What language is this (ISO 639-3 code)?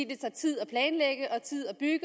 dan